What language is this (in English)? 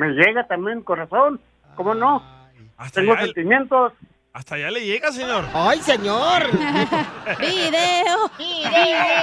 Spanish